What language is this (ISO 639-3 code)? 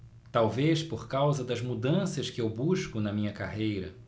por